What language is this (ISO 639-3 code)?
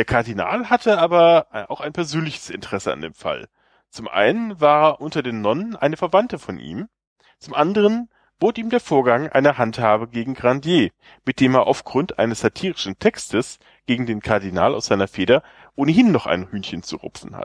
deu